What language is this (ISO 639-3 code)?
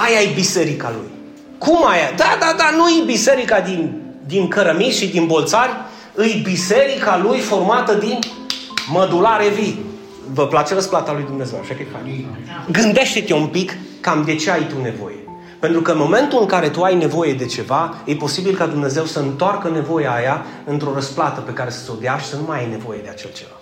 ron